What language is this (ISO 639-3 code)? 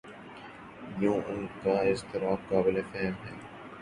urd